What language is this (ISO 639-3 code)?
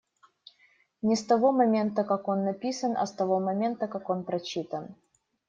rus